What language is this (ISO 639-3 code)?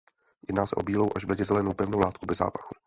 ces